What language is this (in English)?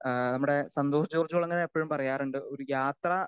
Malayalam